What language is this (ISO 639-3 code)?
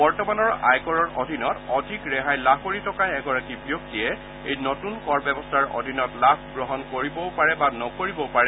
asm